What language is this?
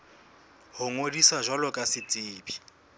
Southern Sotho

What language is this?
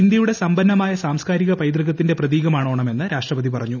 Malayalam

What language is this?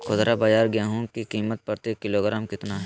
Magahi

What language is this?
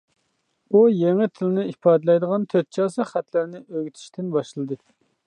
Uyghur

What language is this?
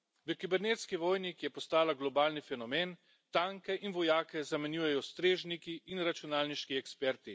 Slovenian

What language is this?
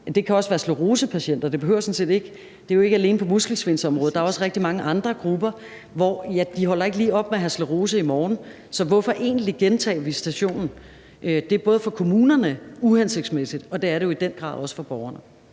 Danish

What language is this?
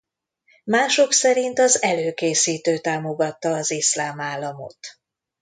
Hungarian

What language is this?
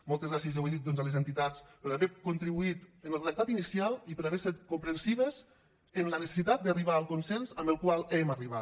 Catalan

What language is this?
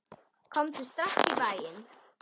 Icelandic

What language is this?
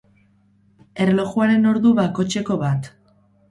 Basque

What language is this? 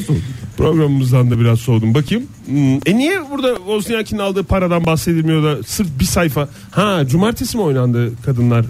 Turkish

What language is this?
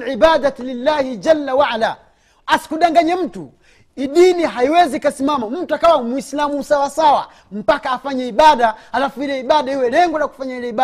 Swahili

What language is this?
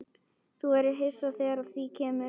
Icelandic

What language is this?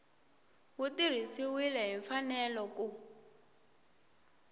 Tsonga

